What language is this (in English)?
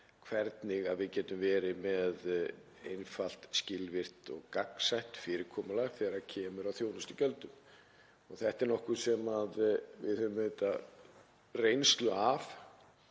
Icelandic